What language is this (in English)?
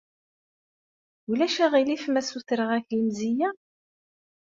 Kabyle